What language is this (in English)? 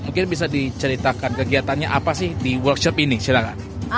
Indonesian